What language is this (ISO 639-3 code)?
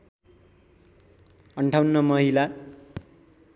nep